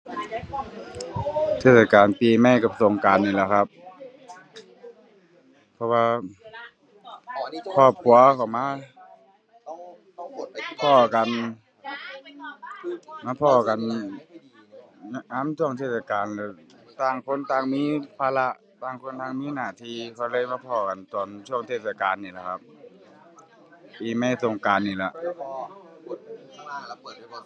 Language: Thai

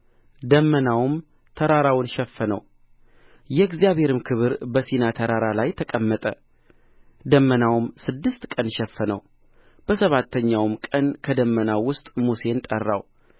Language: Amharic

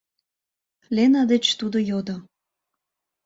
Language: Mari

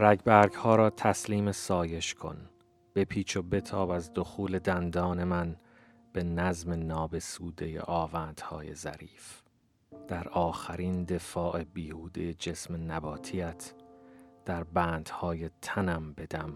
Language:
Persian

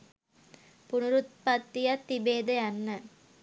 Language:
Sinhala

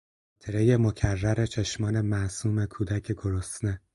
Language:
Persian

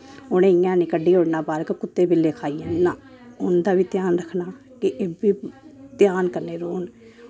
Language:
Dogri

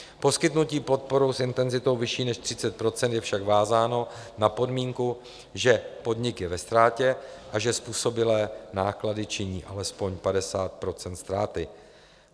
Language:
Czech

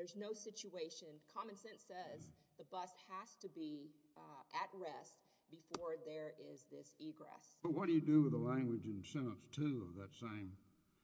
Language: English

